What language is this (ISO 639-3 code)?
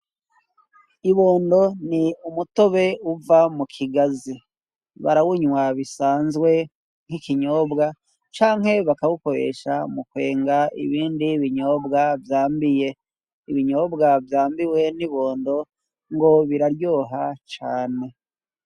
run